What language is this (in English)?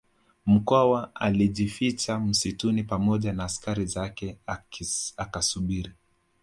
Swahili